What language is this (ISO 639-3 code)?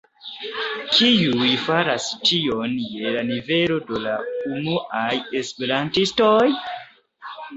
epo